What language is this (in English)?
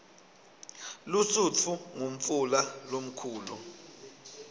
Swati